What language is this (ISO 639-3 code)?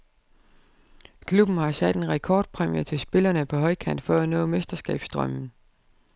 dan